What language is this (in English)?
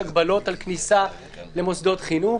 Hebrew